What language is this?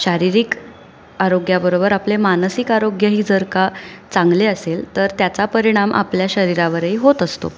Marathi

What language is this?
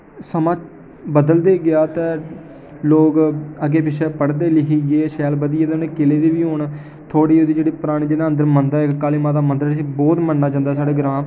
Dogri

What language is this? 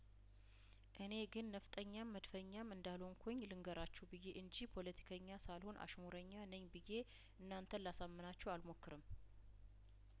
Amharic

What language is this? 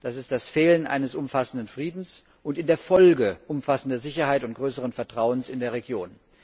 German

